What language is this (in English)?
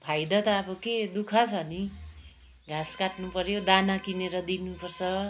Nepali